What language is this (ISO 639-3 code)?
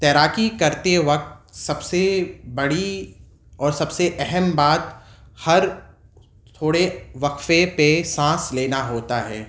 urd